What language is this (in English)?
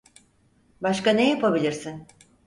Turkish